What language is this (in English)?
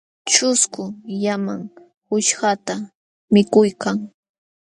Jauja Wanca Quechua